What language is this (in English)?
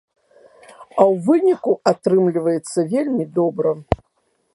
Belarusian